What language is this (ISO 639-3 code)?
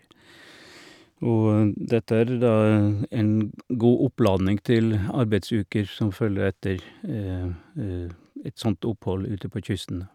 nor